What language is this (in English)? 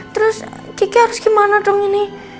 Indonesian